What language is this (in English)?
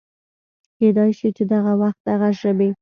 Pashto